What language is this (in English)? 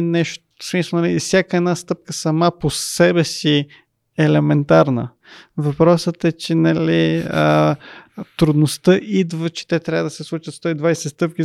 Bulgarian